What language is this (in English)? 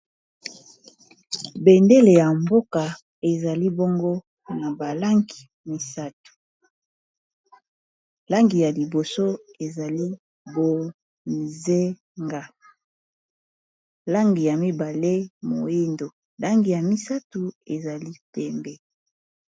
Lingala